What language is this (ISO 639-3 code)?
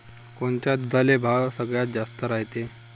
mar